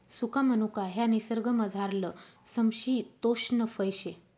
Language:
Marathi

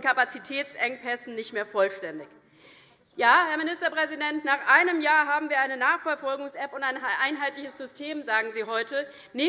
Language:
German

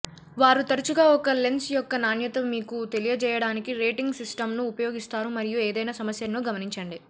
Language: Telugu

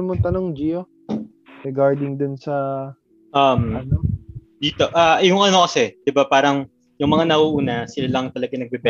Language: Filipino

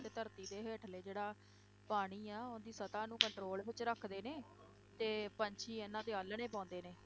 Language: Punjabi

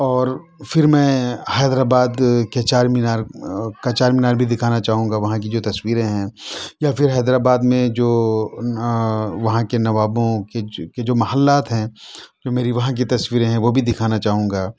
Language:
Urdu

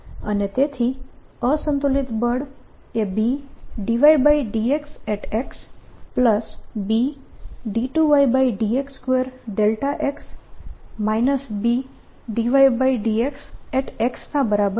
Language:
Gujarati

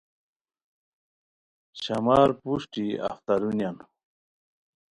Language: Khowar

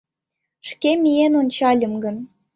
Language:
Mari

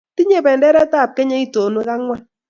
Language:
Kalenjin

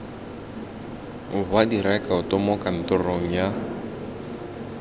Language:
Tswana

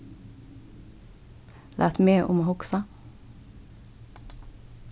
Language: Faroese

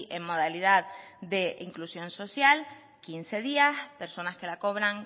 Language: Spanish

